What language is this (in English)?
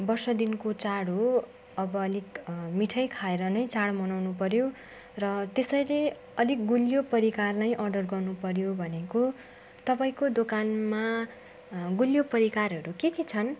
Nepali